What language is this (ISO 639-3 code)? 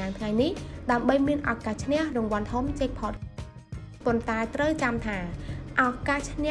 tha